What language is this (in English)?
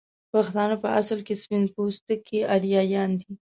Pashto